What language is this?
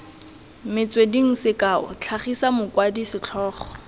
Tswana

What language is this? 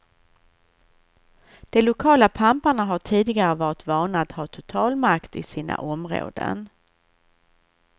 Swedish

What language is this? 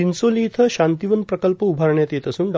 Marathi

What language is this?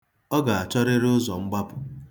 Igbo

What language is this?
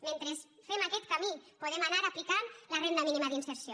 Catalan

